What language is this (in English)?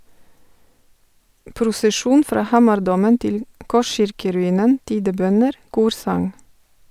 Norwegian